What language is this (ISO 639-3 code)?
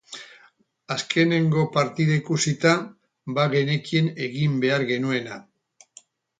eus